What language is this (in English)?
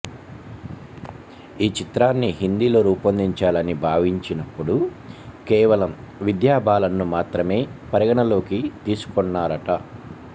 Telugu